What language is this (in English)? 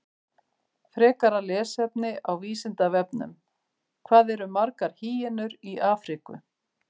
Icelandic